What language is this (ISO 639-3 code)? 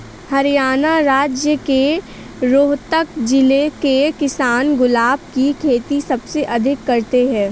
hin